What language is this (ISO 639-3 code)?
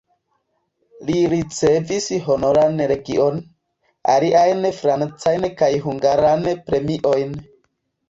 epo